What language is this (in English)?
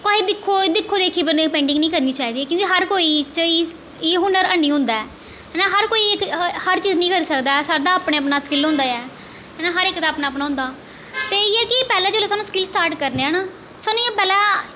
Dogri